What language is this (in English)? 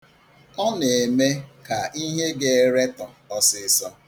Igbo